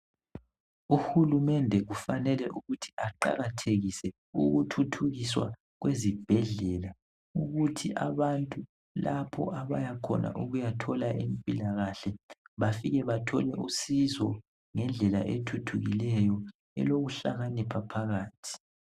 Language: North Ndebele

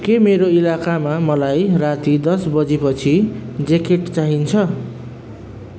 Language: Nepali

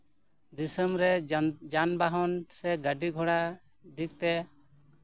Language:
Santali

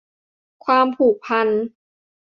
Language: Thai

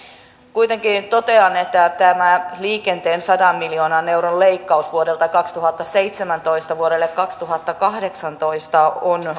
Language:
Finnish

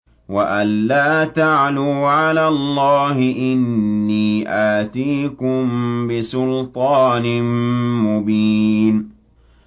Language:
Arabic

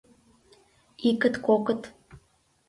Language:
Mari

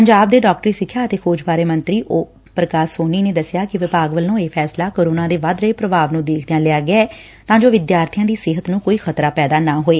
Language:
Punjabi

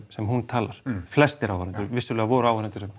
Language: Icelandic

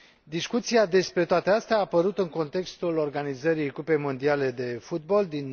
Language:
Romanian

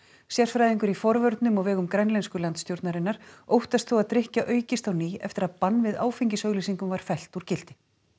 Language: Icelandic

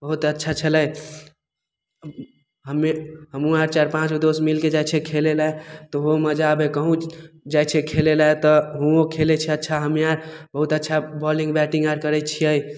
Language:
Maithili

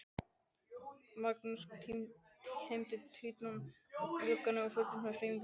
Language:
Icelandic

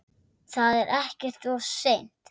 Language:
Icelandic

